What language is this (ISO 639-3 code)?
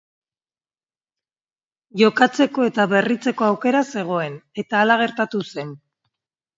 eus